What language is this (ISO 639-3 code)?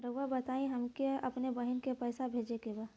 bho